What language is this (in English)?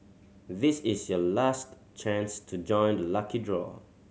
English